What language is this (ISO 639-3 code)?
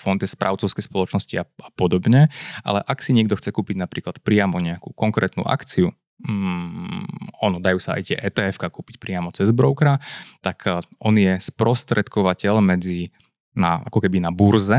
slk